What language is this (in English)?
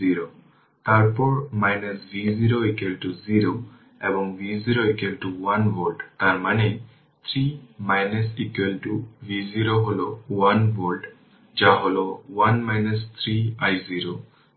Bangla